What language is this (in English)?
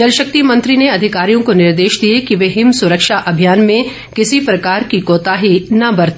Hindi